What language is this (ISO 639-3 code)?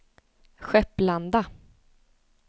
swe